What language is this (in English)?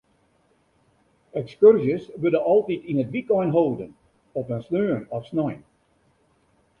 Western Frisian